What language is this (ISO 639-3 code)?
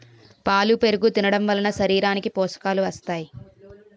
tel